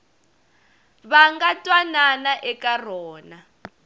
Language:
Tsonga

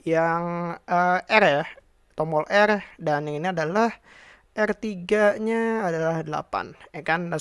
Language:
Indonesian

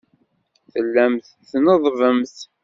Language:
Kabyle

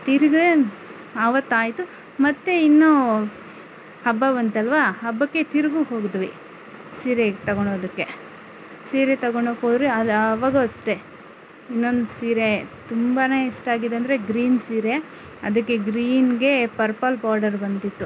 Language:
Kannada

